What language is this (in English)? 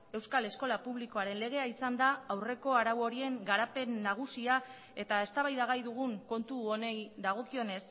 Basque